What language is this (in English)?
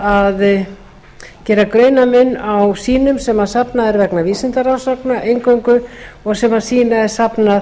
Icelandic